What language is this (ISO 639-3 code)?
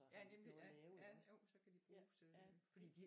dan